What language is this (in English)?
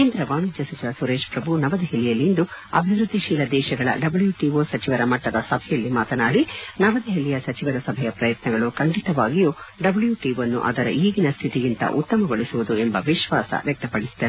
Kannada